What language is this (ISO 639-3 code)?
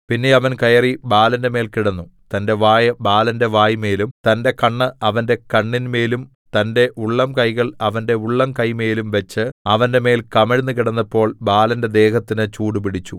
mal